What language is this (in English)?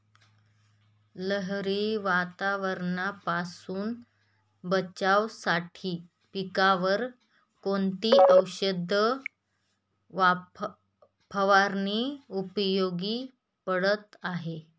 Marathi